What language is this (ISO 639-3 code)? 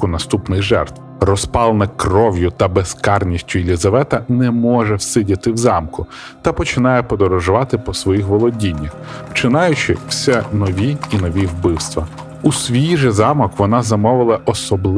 ukr